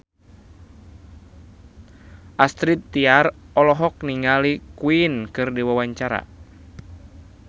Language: Sundanese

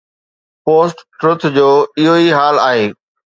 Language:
Sindhi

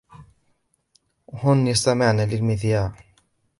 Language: Arabic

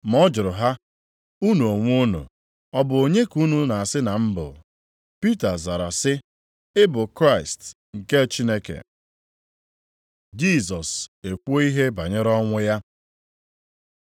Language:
Igbo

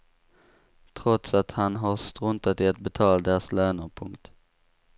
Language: Swedish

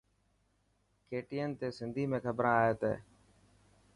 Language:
Dhatki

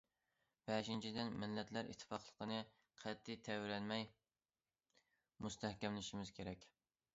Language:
Uyghur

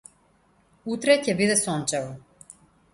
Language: Macedonian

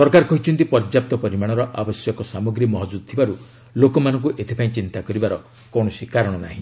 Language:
Odia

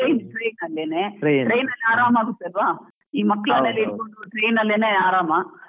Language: Kannada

